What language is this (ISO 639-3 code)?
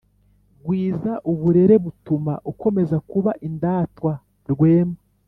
kin